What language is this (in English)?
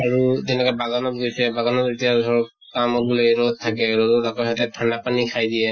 Assamese